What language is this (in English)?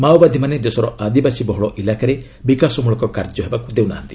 Odia